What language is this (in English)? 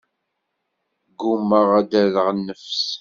Kabyle